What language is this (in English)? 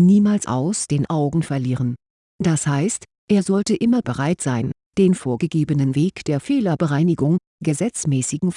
German